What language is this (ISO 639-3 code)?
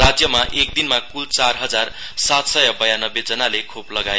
nep